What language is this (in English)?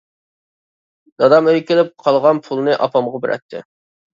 Uyghur